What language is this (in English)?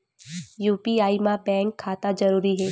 Chhattisgarhi